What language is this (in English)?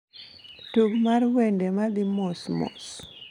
Luo (Kenya and Tanzania)